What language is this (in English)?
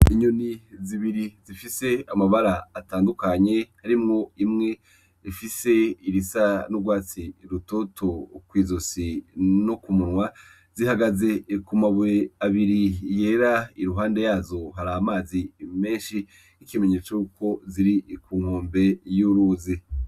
Rundi